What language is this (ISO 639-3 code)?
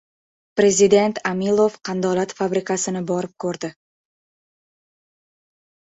uzb